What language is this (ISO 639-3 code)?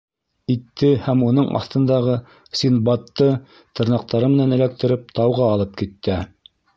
bak